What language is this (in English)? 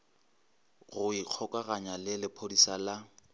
Northern Sotho